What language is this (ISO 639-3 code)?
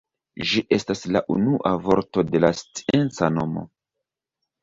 epo